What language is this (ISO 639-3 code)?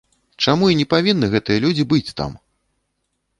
bel